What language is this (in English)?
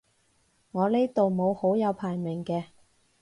Cantonese